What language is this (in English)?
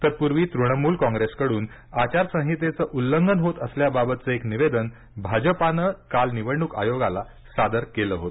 Marathi